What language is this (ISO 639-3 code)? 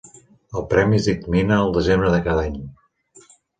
cat